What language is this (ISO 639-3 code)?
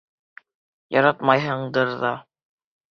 bak